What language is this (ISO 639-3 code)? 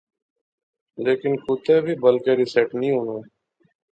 phr